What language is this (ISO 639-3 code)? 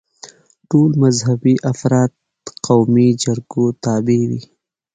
pus